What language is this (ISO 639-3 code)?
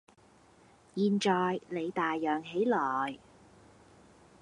yue